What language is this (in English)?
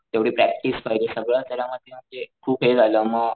Marathi